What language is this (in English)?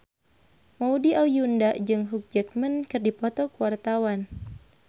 Sundanese